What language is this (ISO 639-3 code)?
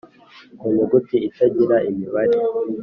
kin